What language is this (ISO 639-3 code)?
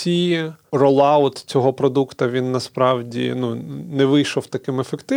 ukr